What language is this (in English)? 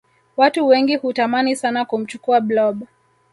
Swahili